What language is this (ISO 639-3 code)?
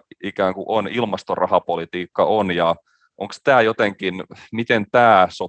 fin